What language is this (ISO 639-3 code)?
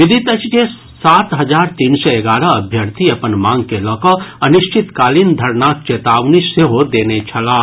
mai